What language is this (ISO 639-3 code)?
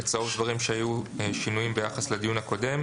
heb